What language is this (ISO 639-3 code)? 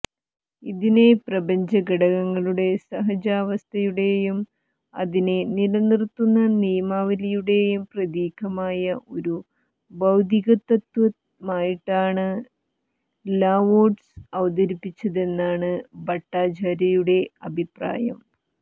mal